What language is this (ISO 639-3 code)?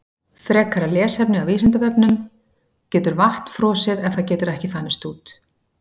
isl